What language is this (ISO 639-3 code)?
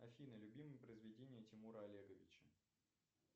rus